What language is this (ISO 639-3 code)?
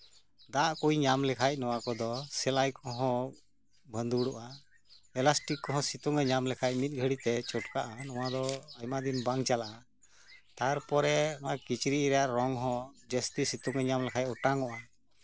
sat